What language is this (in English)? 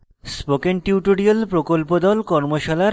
Bangla